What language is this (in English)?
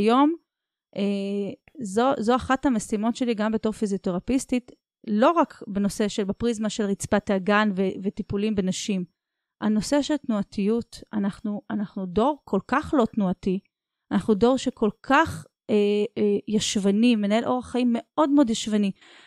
Hebrew